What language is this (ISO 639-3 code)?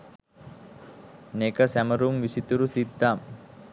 sin